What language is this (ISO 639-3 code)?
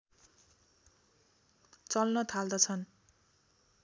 nep